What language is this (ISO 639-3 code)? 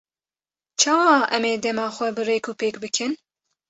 kur